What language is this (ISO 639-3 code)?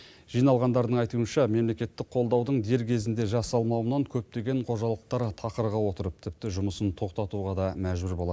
kaz